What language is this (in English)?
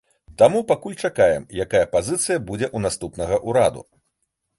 Belarusian